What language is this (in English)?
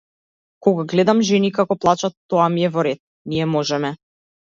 Macedonian